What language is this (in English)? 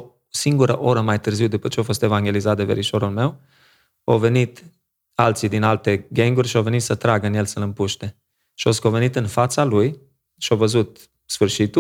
Romanian